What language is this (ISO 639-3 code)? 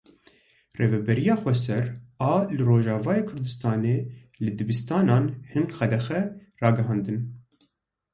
kur